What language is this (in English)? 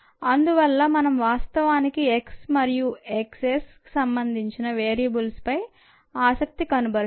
Telugu